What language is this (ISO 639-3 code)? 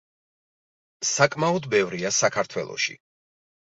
kat